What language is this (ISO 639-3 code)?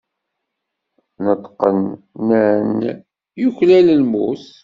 kab